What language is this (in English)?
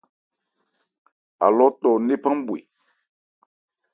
Ebrié